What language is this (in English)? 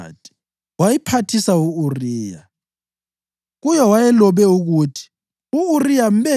North Ndebele